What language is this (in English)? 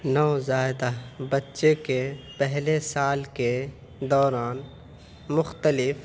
Urdu